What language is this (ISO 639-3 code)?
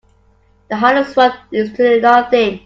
eng